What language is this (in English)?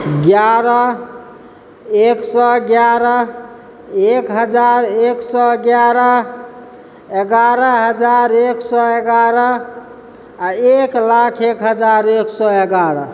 Maithili